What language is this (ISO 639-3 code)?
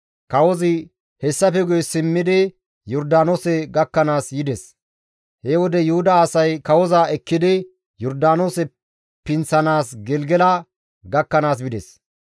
gmv